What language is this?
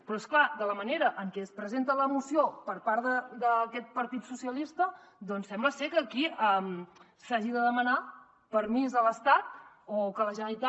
Catalan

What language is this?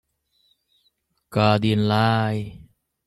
Hakha Chin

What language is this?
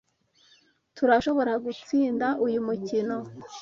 Kinyarwanda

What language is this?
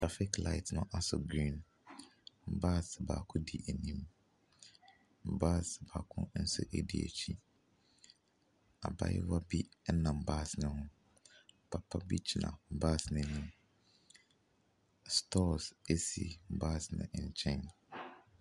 Akan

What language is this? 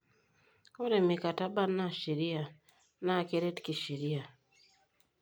Masai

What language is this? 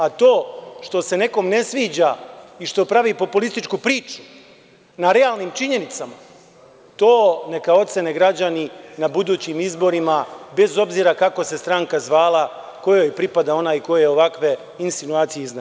Serbian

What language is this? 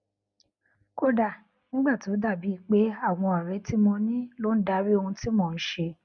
Yoruba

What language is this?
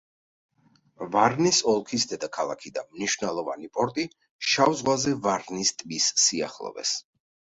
Georgian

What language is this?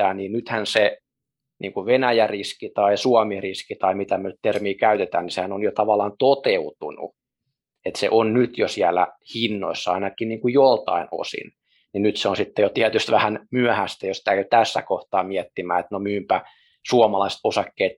Finnish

